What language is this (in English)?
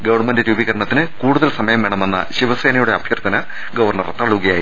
Malayalam